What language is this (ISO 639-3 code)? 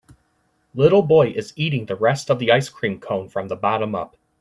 eng